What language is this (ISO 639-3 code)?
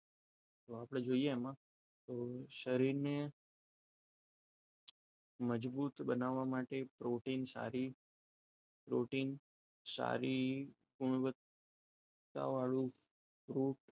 guj